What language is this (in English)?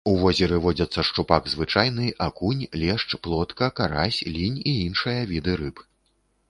Belarusian